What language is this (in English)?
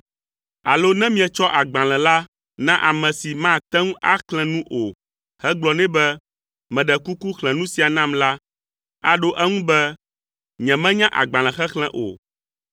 Ewe